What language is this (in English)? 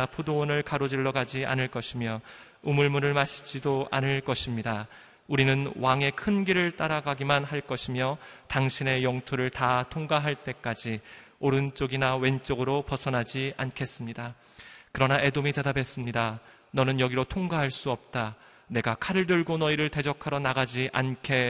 Korean